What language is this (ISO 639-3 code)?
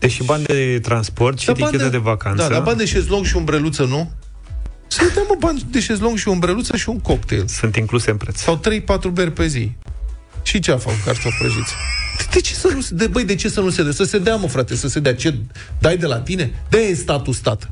ron